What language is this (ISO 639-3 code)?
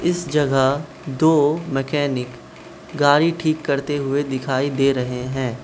hin